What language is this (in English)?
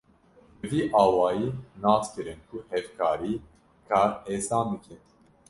Kurdish